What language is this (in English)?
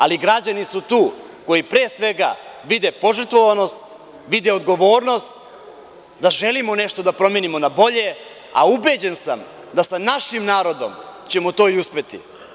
Serbian